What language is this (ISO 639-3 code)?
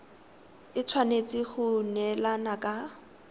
tsn